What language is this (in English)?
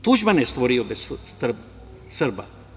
Serbian